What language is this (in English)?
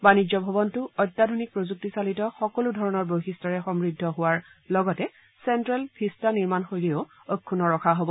Assamese